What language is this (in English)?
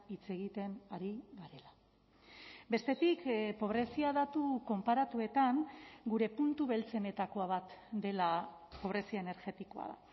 Basque